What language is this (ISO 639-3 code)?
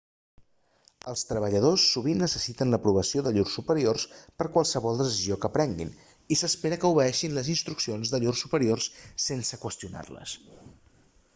cat